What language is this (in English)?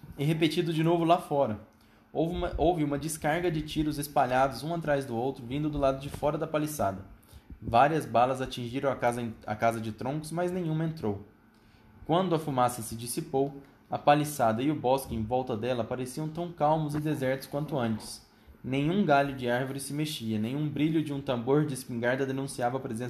Portuguese